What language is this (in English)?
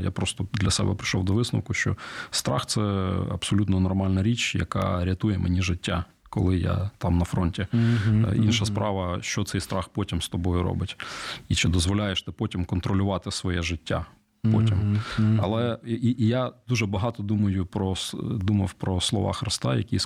Ukrainian